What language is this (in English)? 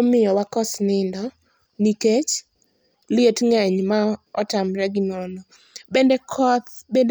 Luo (Kenya and Tanzania)